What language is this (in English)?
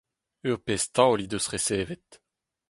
Breton